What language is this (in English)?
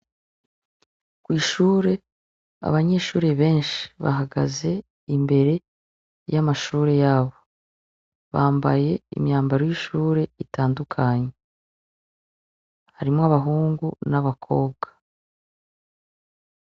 Rundi